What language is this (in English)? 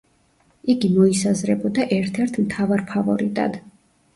Georgian